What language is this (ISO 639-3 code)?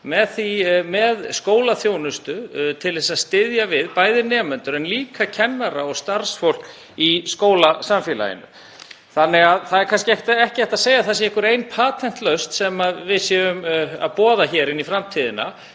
isl